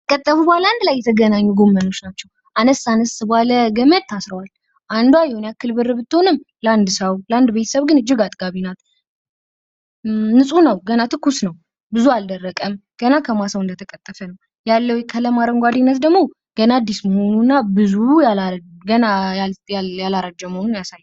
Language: Amharic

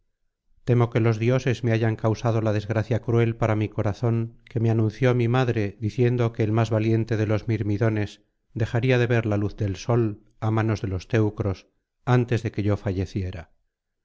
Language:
Spanish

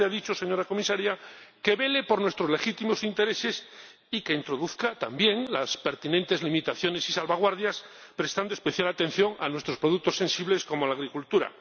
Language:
Spanish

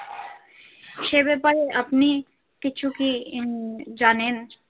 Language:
Bangla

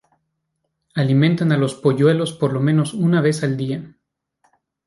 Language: Spanish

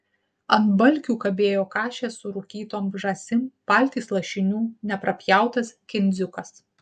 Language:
Lithuanian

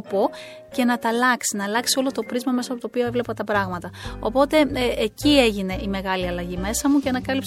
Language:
Greek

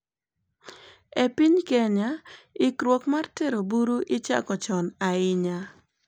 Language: Luo (Kenya and Tanzania)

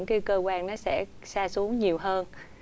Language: Vietnamese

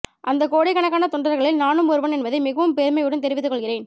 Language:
Tamil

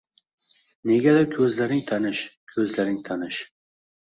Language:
Uzbek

